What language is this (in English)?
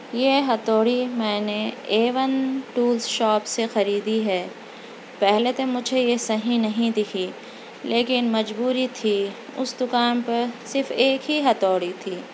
Urdu